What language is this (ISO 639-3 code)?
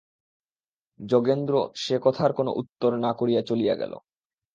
ben